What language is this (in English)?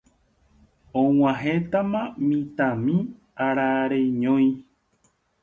Guarani